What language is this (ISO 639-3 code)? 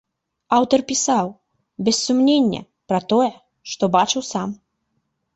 bel